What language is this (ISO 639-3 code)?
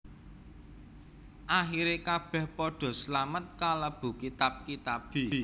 jav